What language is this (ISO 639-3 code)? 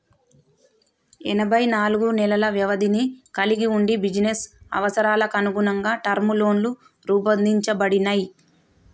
tel